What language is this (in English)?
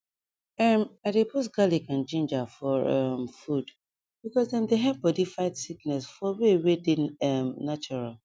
Nigerian Pidgin